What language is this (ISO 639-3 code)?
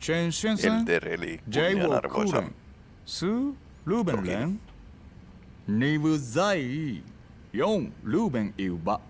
jpn